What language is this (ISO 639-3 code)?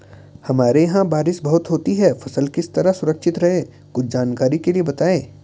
hin